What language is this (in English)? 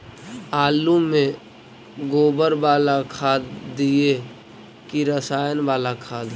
Magahi